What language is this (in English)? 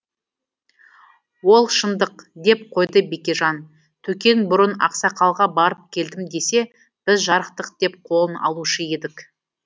Kazakh